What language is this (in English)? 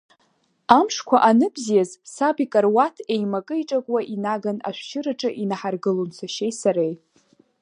Abkhazian